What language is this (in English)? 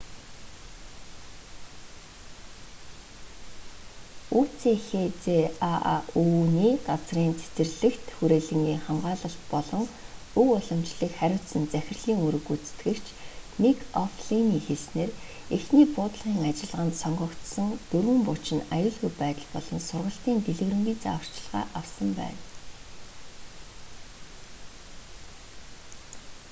Mongolian